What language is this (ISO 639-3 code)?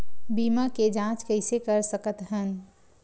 hne